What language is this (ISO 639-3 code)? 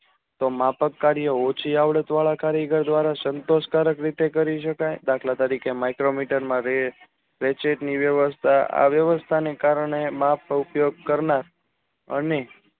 guj